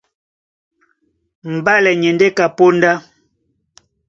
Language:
Duala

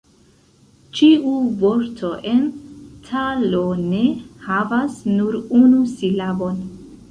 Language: Esperanto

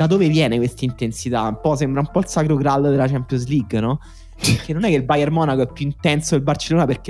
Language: Italian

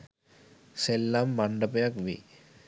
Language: Sinhala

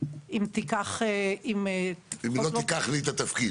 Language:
Hebrew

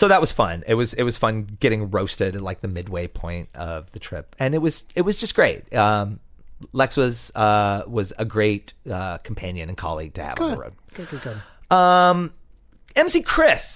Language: English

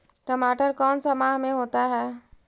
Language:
Magahi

